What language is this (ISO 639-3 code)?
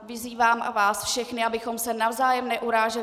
ces